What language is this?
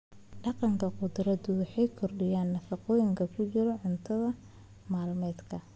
Somali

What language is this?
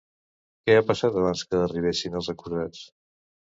Catalan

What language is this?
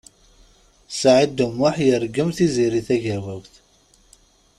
Kabyle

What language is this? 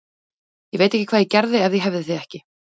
Icelandic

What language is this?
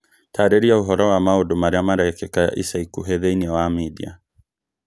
Kikuyu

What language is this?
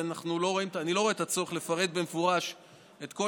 Hebrew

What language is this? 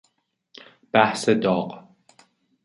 Persian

